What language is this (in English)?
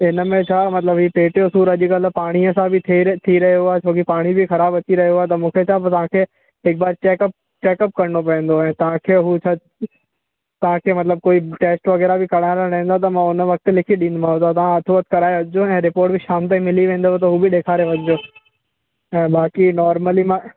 Sindhi